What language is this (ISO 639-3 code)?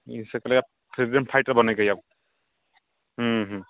mai